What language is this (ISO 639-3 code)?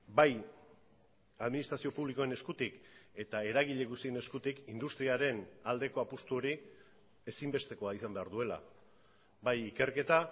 eus